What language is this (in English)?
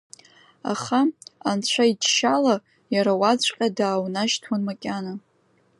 Abkhazian